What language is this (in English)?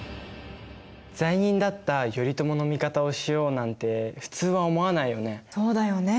Japanese